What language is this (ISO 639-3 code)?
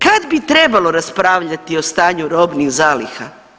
hrv